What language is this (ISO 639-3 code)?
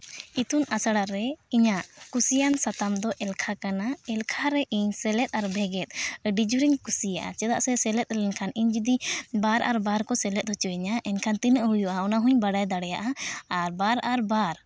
sat